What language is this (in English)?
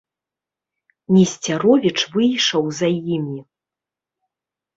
Belarusian